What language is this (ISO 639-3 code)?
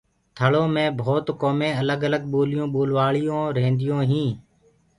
ggg